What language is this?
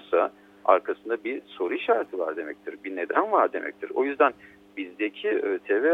Turkish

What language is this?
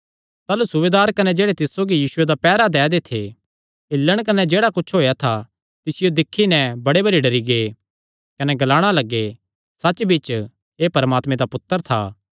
Kangri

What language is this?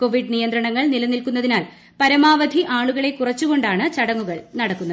Malayalam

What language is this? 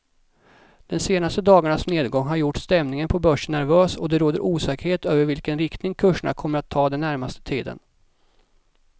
Swedish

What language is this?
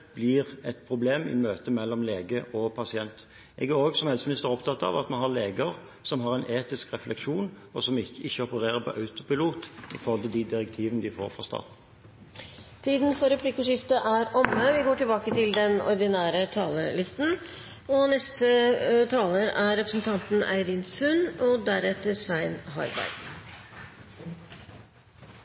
Norwegian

